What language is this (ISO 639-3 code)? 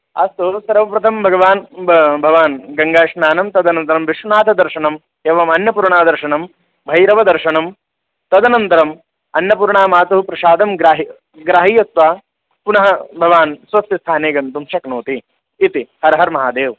san